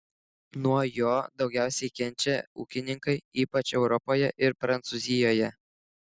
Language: Lithuanian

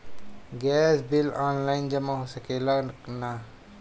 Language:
Bhojpuri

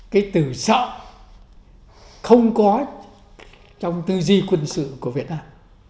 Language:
Vietnamese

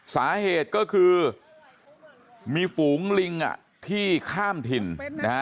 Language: Thai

